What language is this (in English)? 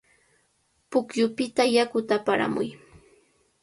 Cajatambo North Lima Quechua